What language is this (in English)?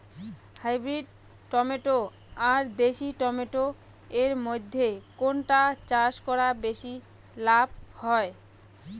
Bangla